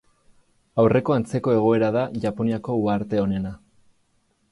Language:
Basque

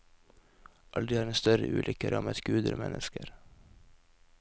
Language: Norwegian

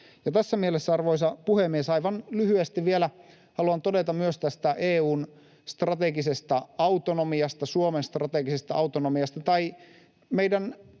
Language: Finnish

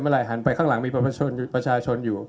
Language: Thai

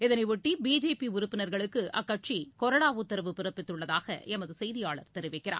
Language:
Tamil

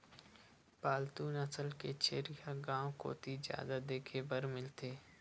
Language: Chhattisgarhi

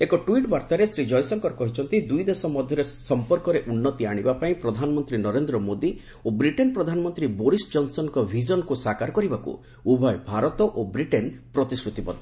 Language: Odia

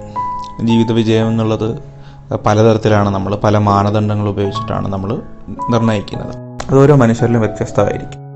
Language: Malayalam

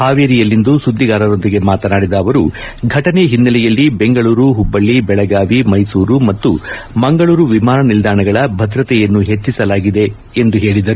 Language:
Kannada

